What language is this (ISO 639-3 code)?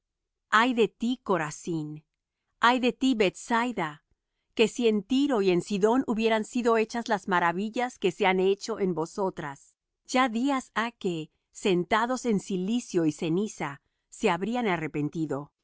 spa